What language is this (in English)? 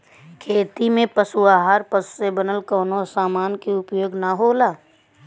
Bhojpuri